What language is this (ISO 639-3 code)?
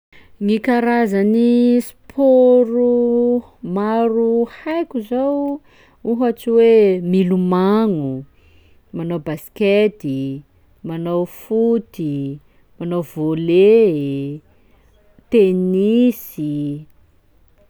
skg